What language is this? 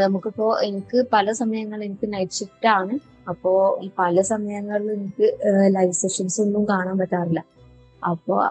Malayalam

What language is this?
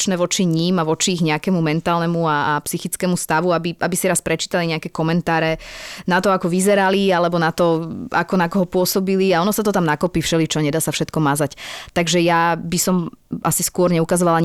Slovak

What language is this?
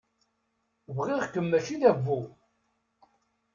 Kabyle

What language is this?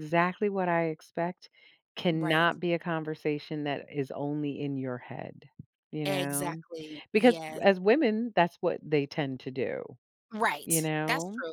English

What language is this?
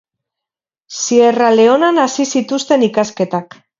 Basque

